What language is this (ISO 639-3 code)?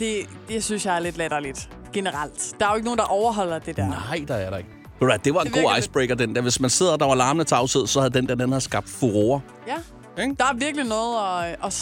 dan